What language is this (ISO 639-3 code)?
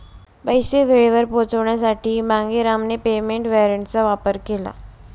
mar